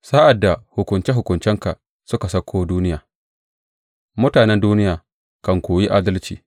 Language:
Hausa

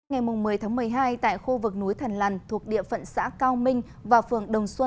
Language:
Vietnamese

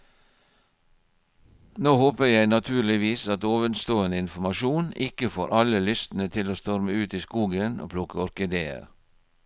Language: Norwegian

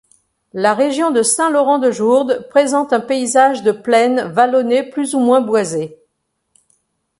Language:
French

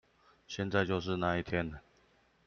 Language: Chinese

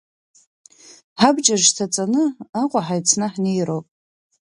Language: Abkhazian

